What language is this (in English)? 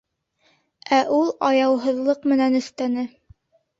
Bashkir